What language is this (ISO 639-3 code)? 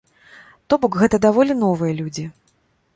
bel